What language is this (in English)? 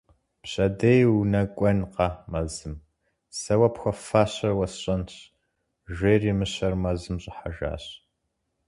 Kabardian